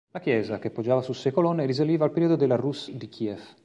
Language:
Italian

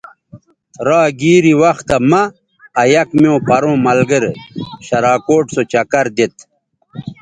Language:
Bateri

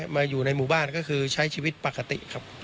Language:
Thai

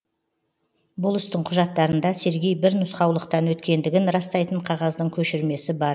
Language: Kazakh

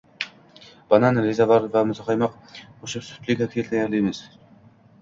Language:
Uzbek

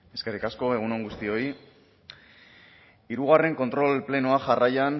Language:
Basque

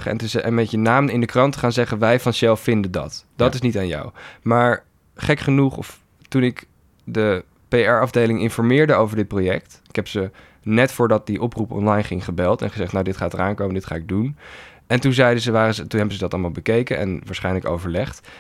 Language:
Dutch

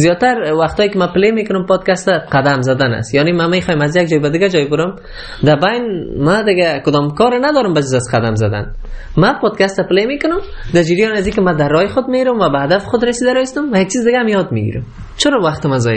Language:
Persian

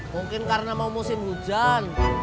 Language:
Indonesian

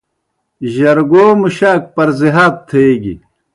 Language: Kohistani Shina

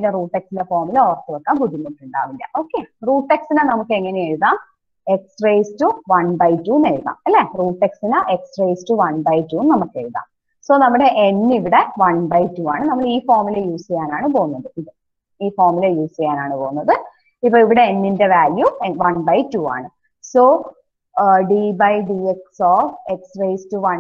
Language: Romanian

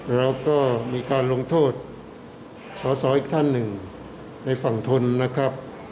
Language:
Thai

